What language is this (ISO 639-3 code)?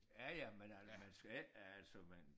dan